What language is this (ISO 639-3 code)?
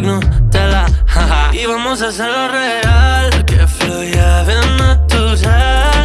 spa